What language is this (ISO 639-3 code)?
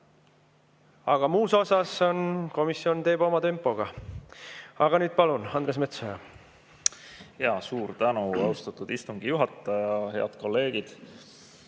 est